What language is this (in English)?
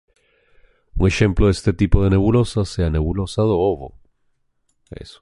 Galician